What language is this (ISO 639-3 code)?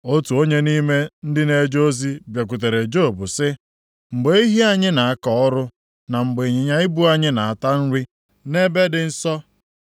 ibo